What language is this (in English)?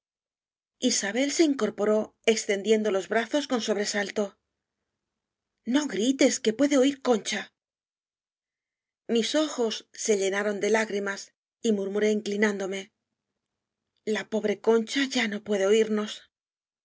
Spanish